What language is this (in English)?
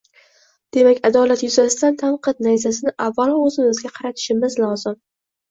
Uzbek